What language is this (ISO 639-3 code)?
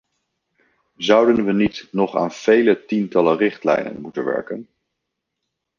nld